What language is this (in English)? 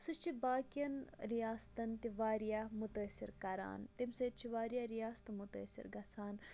Kashmiri